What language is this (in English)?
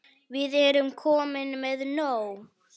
Icelandic